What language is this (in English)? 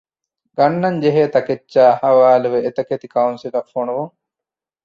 Divehi